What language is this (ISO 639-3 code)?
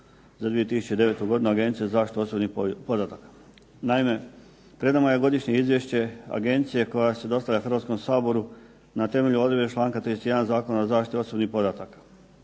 hrv